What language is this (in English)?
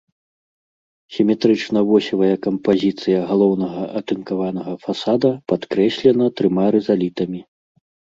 Belarusian